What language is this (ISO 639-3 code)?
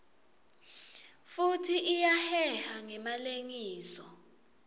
ssw